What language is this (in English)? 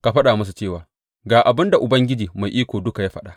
Hausa